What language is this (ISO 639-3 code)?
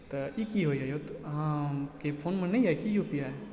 mai